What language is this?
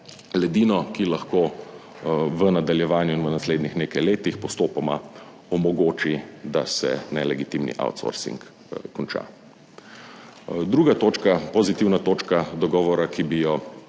Slovenian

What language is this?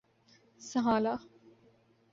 Urdu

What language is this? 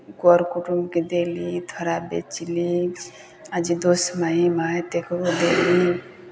Maithili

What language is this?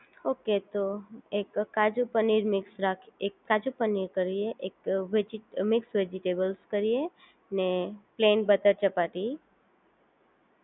Gujarati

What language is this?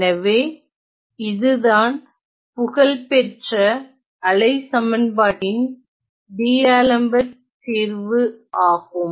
Tamil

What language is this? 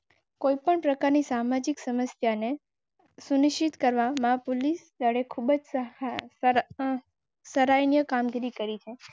Gujarati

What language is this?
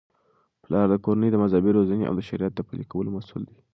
Pashto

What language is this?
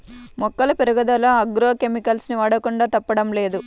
Telugu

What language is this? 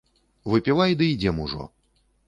Belarusian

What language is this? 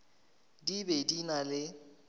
Northern Sotho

